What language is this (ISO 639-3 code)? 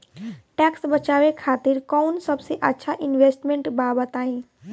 bho